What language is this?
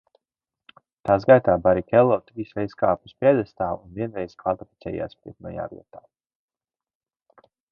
Latvian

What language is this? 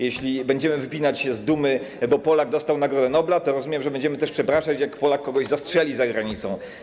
Polish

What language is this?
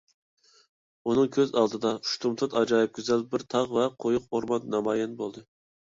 Uyghur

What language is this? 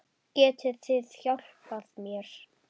Icelandic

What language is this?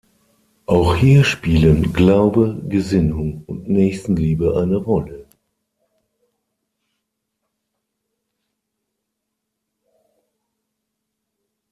German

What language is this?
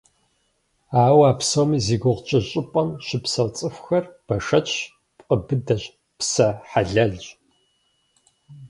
Kabardian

